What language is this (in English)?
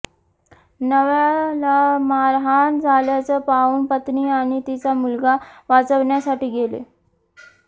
Marathi